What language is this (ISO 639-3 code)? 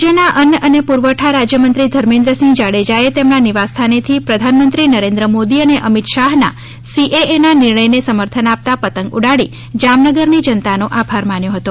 guj